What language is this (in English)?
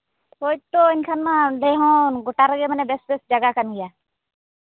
Santali